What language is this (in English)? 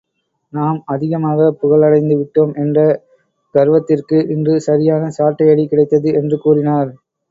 Tamil